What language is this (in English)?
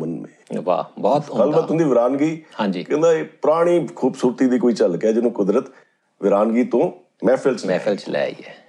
Punjabi